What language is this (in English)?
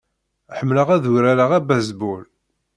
Kabyle